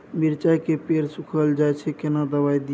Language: Maithili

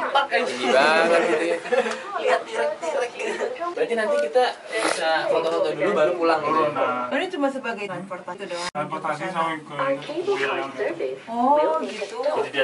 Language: Indonesian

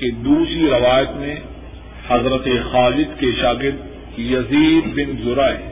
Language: Urdu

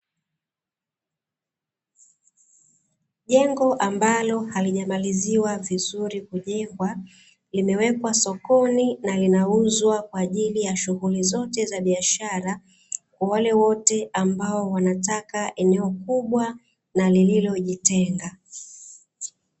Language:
Swahili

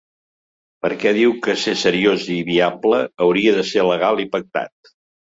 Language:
Catalan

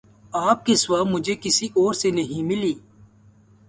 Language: Urdu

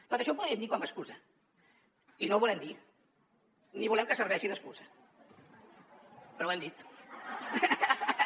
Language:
Catalan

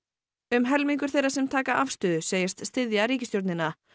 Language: Icelandic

